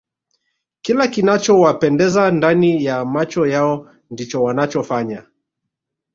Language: Swahili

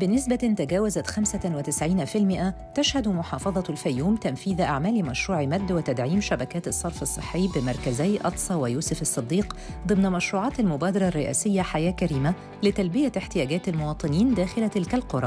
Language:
Arabic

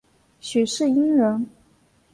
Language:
Chinese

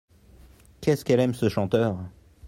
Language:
French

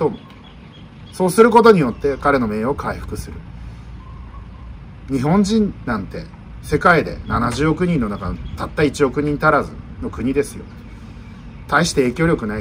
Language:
Japanese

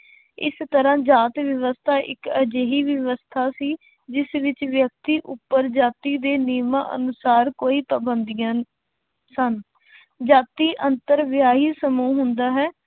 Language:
Punjabi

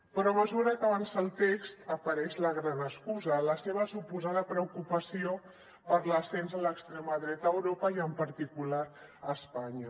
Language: Catalan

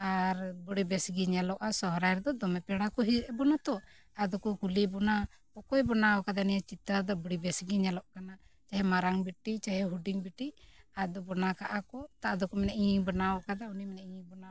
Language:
Santali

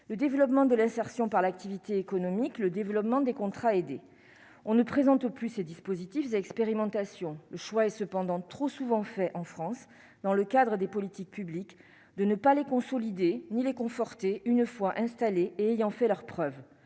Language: French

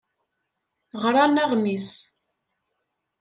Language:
Kabyle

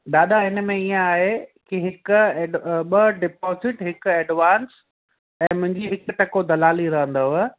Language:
Sindhi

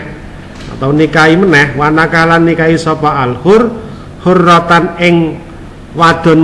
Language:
Indonesian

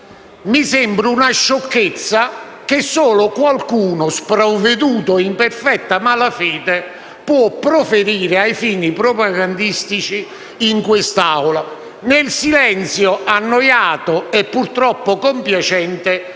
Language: Italian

